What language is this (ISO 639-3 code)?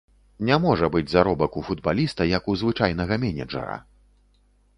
bel